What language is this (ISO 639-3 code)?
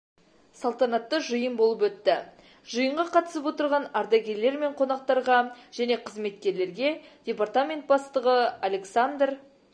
kaz